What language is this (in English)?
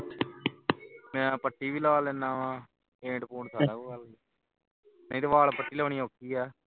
Punjabi